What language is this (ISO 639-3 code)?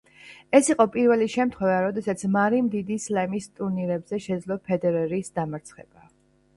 kat